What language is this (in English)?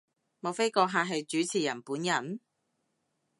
Cantonese